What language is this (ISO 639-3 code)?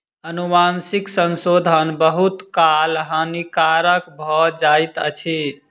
mai